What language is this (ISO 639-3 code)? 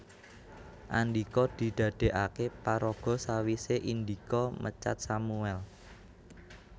jav